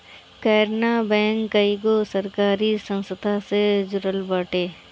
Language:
Bhojpuri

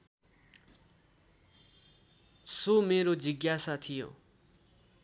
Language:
Nepali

